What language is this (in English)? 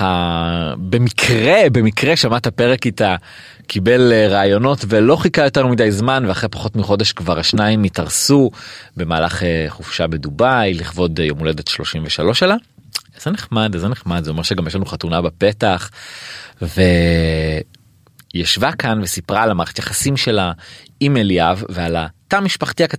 Hebrew